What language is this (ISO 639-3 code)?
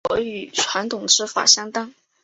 zho